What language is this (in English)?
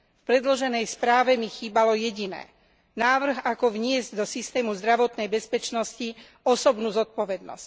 Slovak